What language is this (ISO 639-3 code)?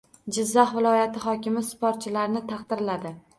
uzb